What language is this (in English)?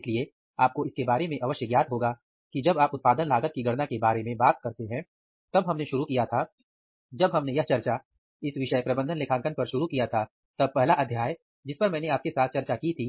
Hindi